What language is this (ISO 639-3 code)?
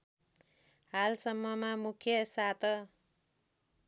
nep